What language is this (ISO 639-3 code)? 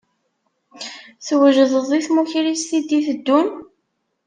kab